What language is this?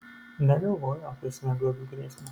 Lithuanian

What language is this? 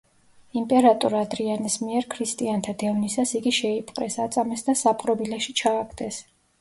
Georgian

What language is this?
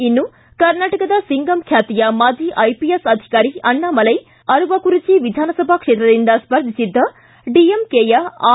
Kannada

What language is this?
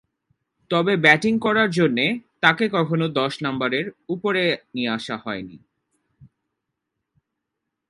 Bangla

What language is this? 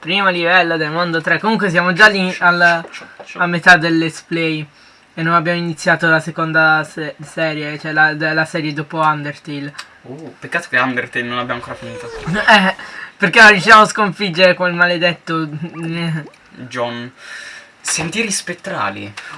Italian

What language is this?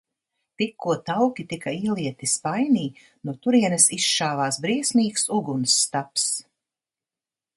Latvian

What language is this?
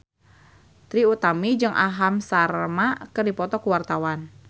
Sundanese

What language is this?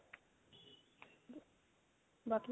Punjabi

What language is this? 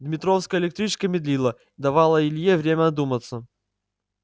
Russian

